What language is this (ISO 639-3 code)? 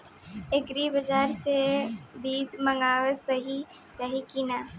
bho